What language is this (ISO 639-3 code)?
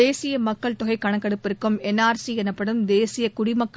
tam